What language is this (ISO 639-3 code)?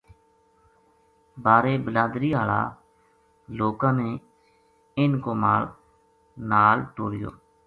gju